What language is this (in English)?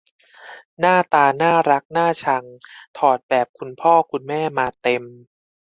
Thai